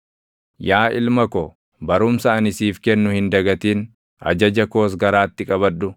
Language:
Oromo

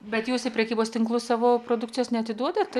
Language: Lithuanian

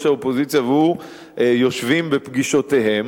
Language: Hebrew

